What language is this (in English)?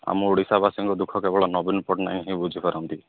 Odia